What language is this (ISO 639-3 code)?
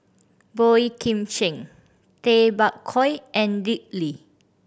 eng